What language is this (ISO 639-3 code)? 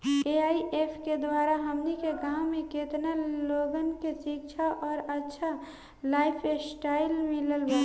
bho